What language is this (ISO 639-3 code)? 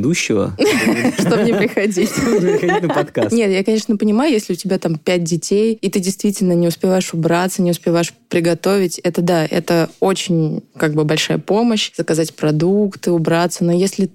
rus